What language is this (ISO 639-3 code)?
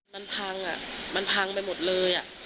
tha